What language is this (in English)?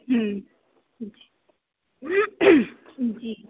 Urdu